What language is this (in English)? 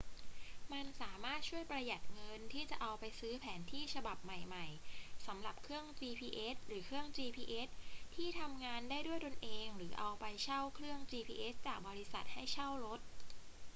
Thai